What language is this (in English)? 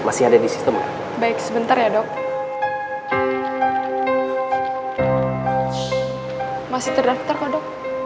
Indonesian